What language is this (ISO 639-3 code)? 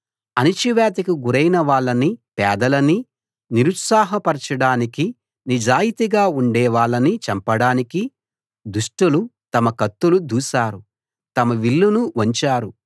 tel